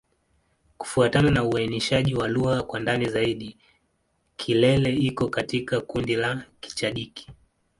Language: Swahili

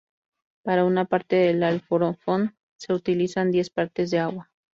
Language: Spanish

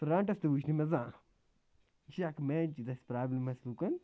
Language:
Kashmiri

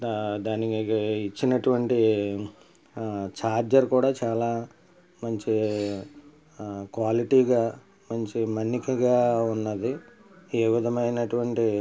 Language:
Telugu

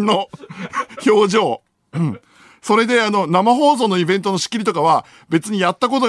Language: Japanese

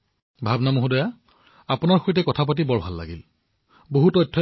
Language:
Assamese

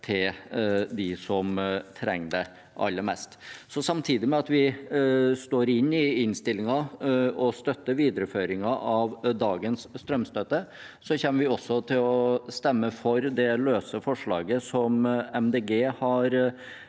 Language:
Norwegian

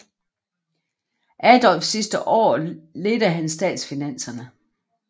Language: Danish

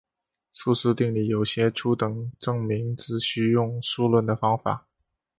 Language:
Chinese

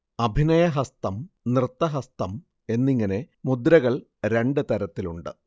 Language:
Malayalam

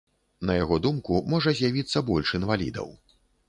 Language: Belarusian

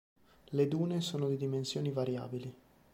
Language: Italian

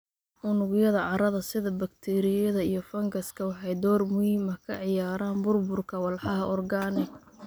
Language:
Somali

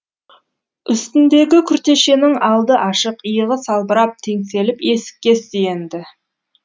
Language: Kazakh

